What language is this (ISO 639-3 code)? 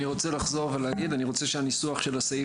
heb